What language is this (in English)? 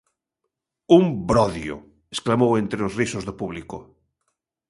Galician